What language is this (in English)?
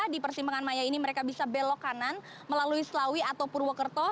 Indonesian